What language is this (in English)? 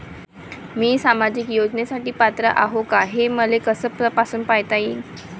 Marathi